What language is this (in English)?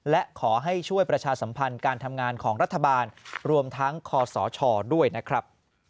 Thai